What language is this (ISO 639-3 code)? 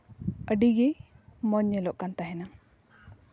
sat